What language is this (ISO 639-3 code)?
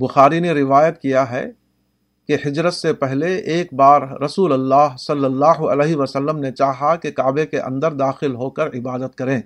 urd